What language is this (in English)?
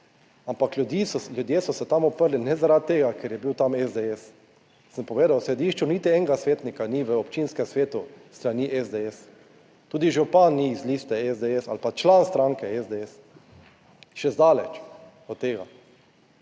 Slovenian